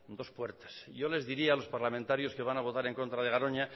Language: Spanish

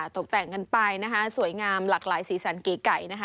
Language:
Thai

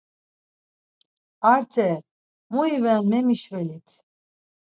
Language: Laz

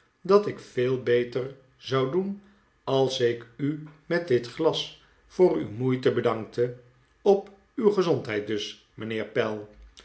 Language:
Dutch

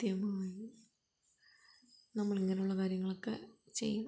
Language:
Malayalam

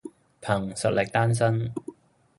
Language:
Cantonese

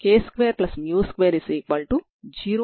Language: Telugu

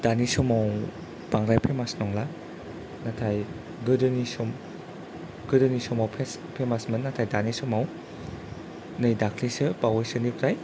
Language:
Bodo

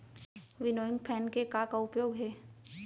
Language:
Chhattisgarhi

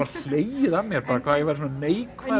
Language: Icelandic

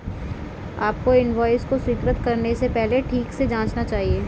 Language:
Hindi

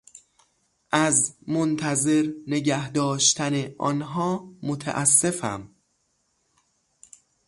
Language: Persian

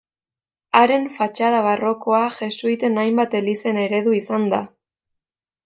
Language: Basque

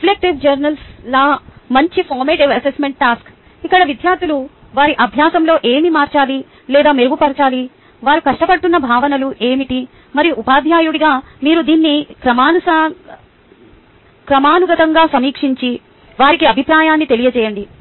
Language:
Telugu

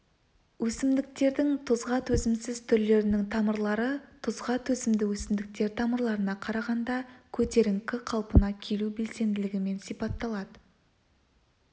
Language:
Kazakh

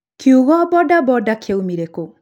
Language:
Kikuyu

